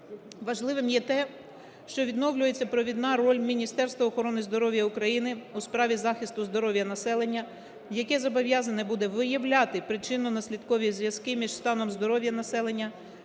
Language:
Ukrainian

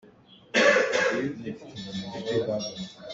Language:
Hakha Chin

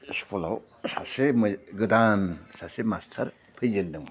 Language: Bodo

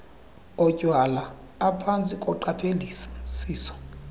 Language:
Xhosa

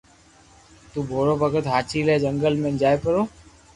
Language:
Loarki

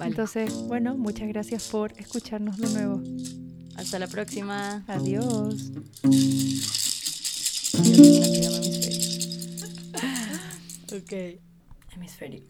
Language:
Spanish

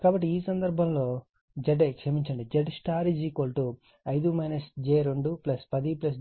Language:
Telugu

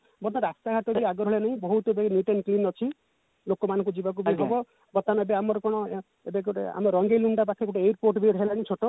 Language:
Odia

